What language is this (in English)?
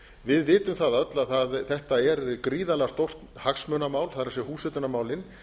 Icelandic